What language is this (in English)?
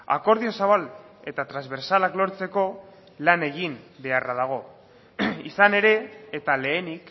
Basque